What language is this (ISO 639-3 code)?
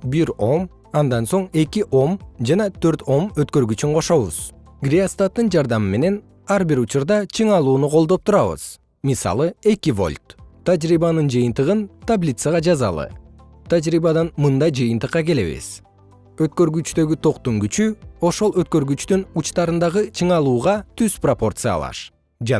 kir